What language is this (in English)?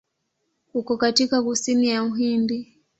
Swahili